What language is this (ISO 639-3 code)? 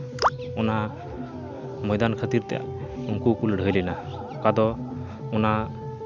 sat